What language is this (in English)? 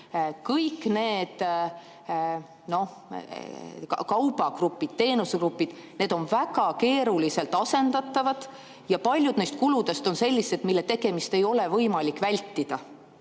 Estonian